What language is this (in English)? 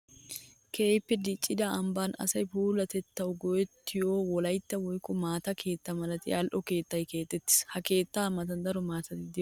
Wolaytta